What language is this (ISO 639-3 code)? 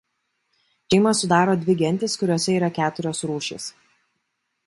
lit